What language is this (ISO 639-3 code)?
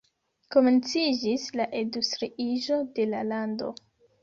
epo